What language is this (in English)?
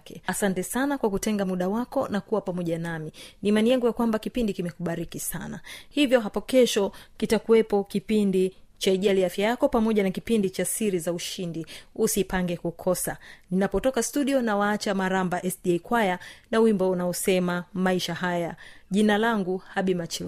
Swahili